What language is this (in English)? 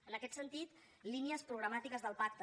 Catalan